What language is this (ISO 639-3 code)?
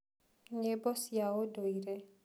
kik